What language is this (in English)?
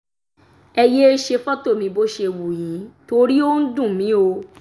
Yoruba